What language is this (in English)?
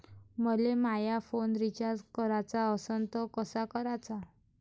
Marathi